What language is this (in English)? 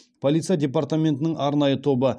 Kazakh